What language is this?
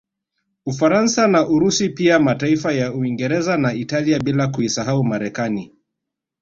Swahili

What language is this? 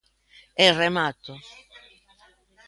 Galician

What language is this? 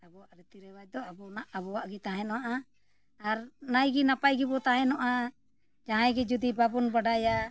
Santali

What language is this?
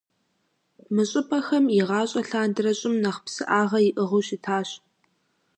Kabardian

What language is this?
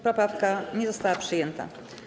Polish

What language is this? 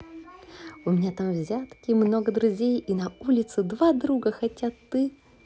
Russian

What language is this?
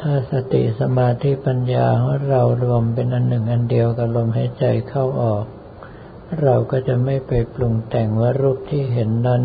Thai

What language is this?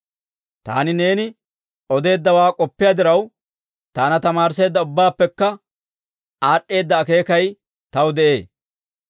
Dawro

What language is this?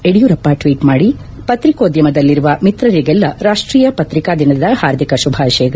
Kannada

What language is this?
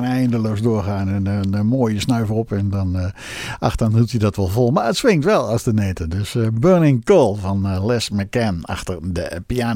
Dutch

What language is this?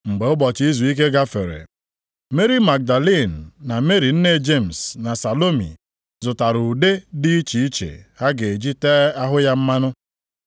Igbo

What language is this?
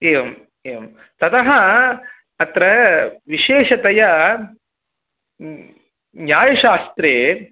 Sanskrit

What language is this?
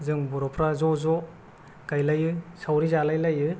Bodo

